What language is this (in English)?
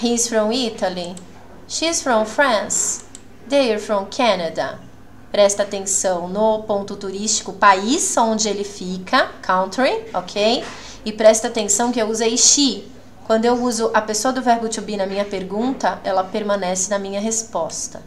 Portuguese